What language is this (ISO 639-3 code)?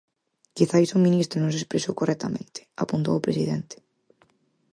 glg